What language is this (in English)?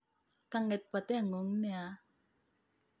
Kalenjin